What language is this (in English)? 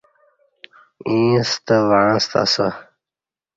Kati